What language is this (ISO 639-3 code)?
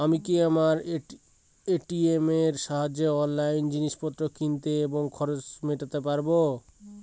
ben